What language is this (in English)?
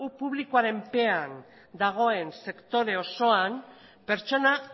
Basque